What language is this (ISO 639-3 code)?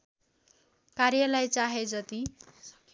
nep